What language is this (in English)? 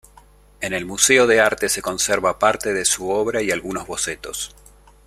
Spanish